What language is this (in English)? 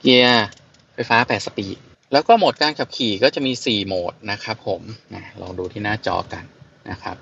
Thai